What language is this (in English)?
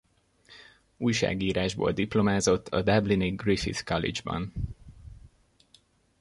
Hungarian